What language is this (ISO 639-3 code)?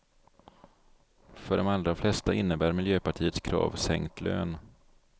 swe